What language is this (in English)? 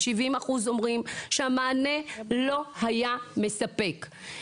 Hebrew